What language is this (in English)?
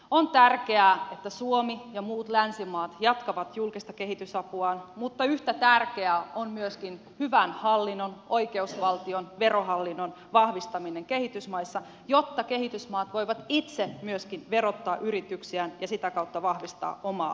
Finnish